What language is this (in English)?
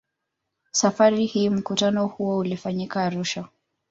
Swahili